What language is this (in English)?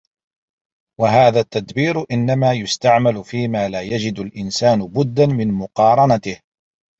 Arabic